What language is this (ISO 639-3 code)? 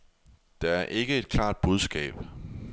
dan